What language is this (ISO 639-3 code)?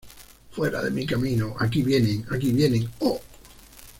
spa